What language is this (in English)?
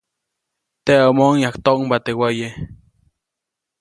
Copainalá Zoque